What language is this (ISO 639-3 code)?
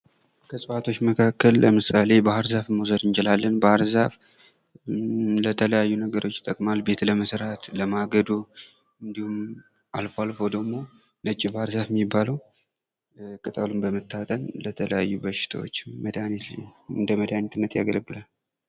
amh